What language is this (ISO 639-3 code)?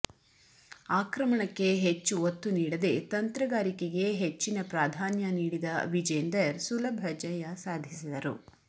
kan